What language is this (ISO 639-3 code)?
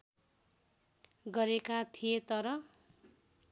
nep